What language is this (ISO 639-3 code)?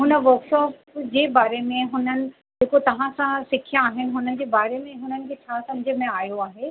snd